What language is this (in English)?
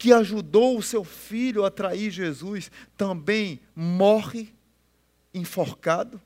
Portuguese